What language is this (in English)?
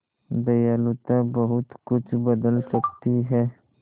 Hindi